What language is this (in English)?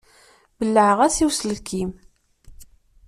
Kabyle